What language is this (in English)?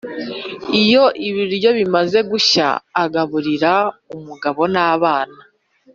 Kinyarwanda